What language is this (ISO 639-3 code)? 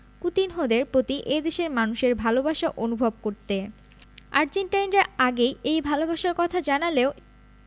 ben